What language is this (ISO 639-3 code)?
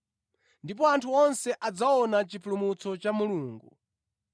nya